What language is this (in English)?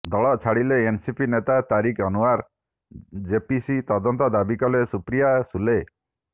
Odia